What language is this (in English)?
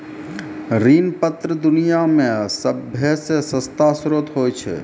Maithili